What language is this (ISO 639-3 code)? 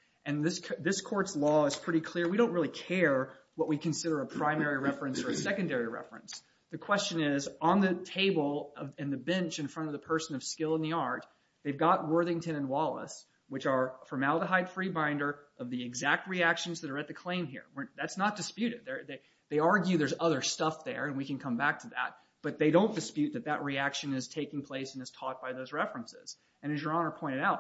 eng